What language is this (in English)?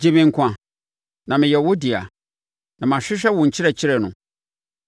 Akan